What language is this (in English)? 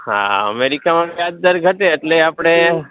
Gujarati